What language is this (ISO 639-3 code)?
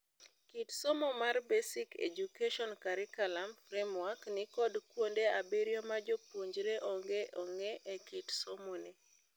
luo